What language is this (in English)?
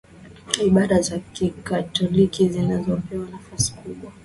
Swahili